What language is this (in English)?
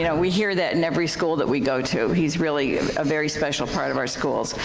English